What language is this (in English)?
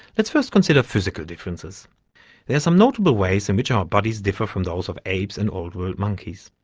English